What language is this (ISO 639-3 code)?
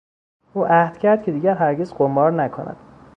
fas